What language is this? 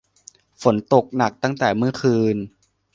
Thai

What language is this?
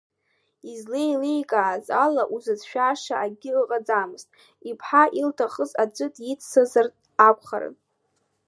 Abkhazian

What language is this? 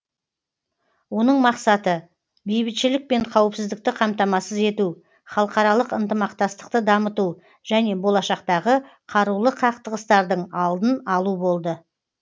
Kazakh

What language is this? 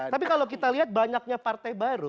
Indonesian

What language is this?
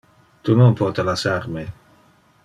Interlingua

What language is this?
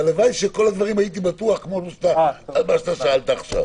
Hebrew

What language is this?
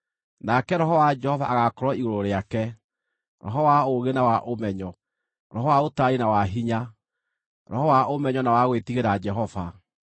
Kikuyu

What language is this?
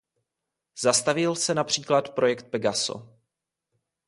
Czech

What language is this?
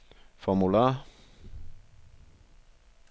Danish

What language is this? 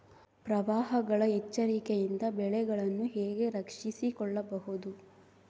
Kannada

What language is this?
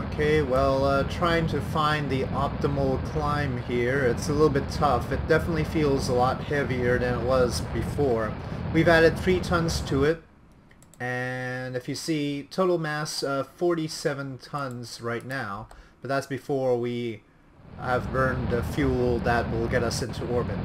English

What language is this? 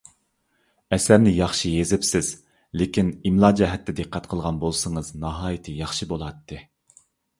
Uyghur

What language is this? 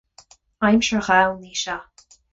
Irish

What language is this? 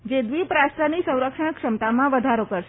Gujarati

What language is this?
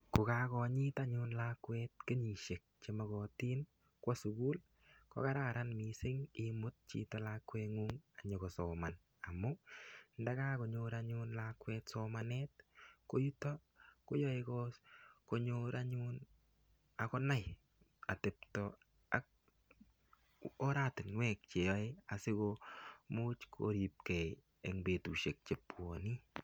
Kalenjin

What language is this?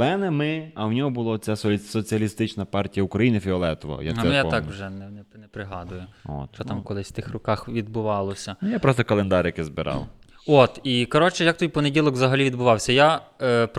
Ukrainian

